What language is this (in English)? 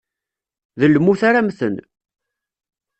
Kabyle